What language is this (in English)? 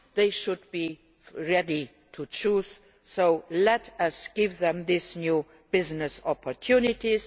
English